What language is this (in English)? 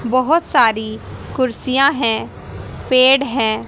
Hindi